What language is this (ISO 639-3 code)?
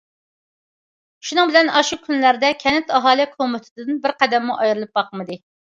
uig